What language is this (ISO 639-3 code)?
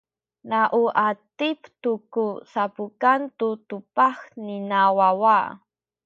szy